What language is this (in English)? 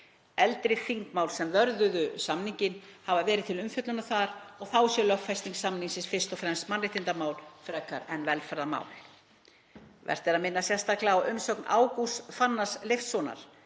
Icelandic